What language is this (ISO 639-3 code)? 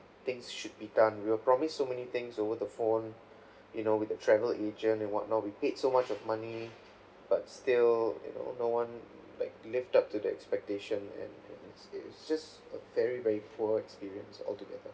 eng